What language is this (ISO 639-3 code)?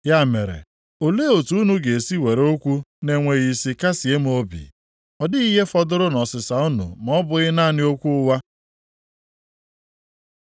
ibo